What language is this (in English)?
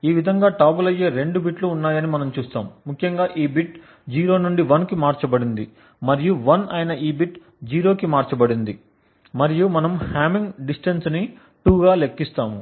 Telugu